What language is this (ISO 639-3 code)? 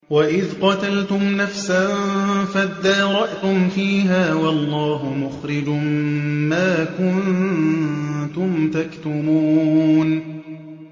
ara